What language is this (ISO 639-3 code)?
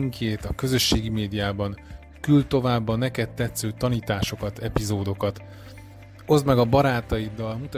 hun